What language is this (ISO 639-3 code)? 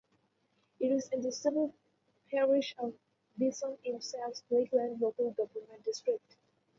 eng